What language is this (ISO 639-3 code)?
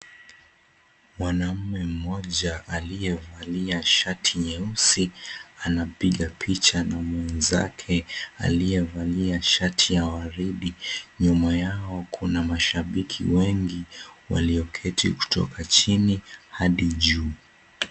swa